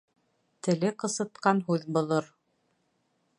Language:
Bashkir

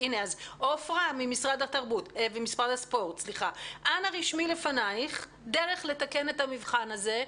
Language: Hebrew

